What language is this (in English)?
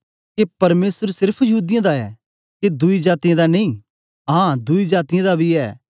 Dogri